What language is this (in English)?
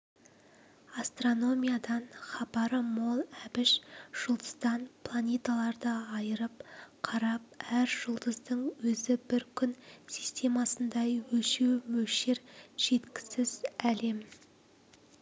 Kazakh